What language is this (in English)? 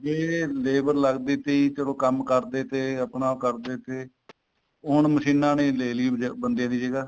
Punjabi